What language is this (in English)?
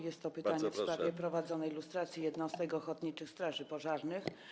Polish